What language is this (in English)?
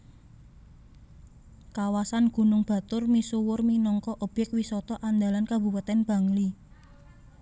Javanese